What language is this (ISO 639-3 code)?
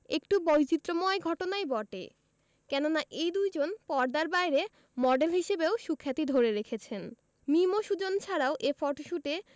ben